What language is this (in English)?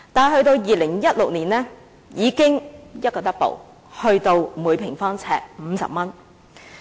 Cantonese